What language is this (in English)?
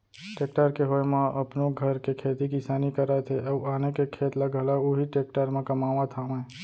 Chhattisgarhi